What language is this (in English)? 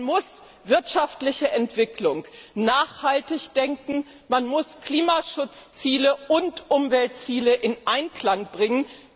German